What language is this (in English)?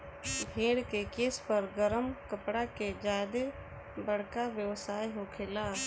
Bhojpuri